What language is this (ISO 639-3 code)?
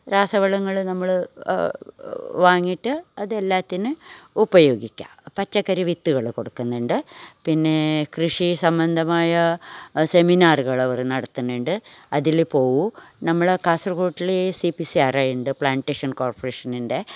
mal